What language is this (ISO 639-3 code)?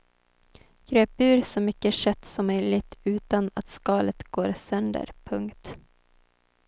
swe